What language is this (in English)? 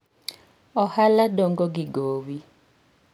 Luo (Kenya and Tanzania)